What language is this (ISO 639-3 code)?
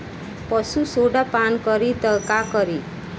bho